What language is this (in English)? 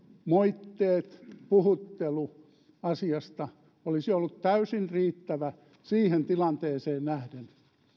Finnish